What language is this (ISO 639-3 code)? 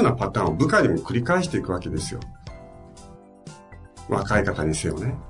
jpn